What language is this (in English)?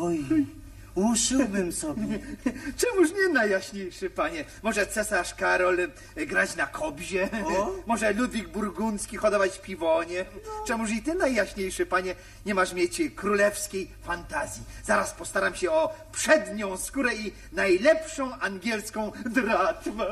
Polish